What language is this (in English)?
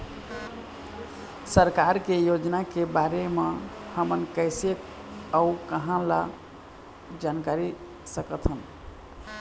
Chhattisgarhi